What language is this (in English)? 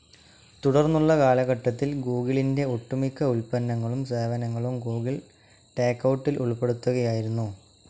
Malayalam